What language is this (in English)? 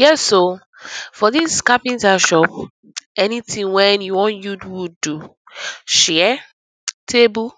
Nigerian Pidgin